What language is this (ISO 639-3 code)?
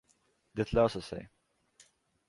swe